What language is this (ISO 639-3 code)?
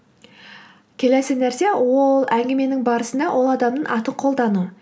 kaz